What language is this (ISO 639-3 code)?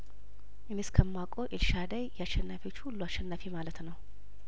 amh